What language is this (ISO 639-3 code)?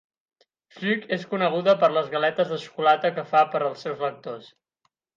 cat